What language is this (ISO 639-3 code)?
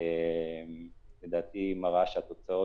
heb